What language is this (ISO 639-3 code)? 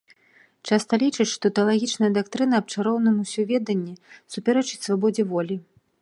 bel